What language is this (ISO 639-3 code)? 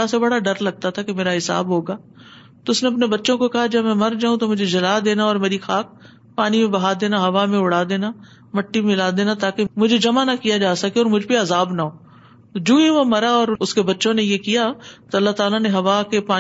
urd